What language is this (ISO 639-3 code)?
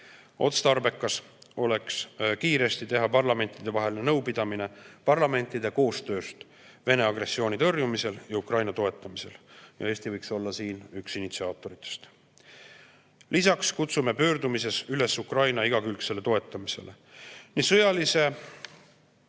est